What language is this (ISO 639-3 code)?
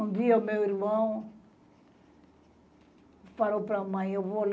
por